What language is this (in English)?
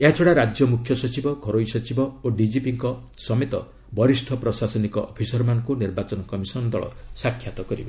Odia